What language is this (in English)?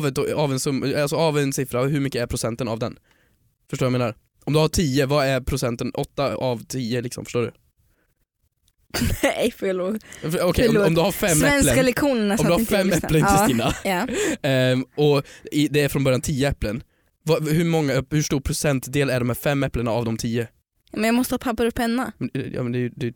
Swedish